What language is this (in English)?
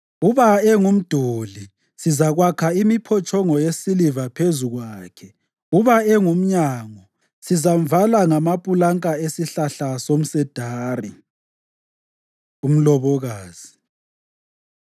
North Ndebele